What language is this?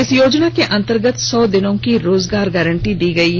Hindi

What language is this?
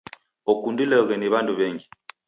Taita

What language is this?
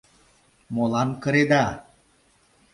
Mari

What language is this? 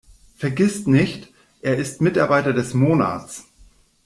German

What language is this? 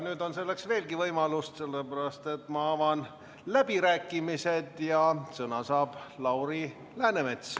Estonian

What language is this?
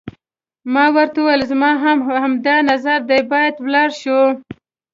Pashto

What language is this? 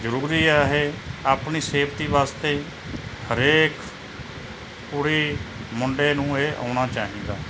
Punjabi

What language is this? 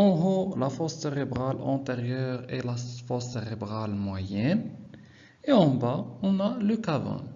French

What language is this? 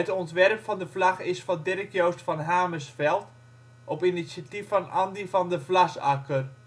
Dutch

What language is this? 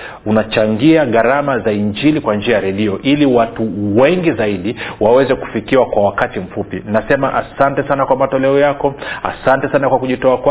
Swahili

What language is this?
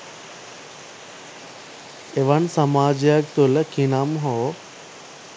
Sinhala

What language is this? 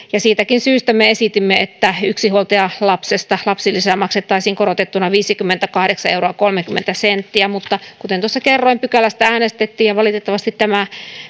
Finnish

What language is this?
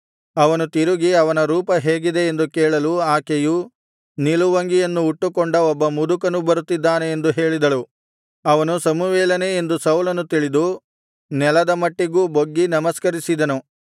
Kannada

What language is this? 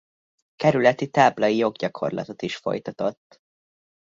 Hungarian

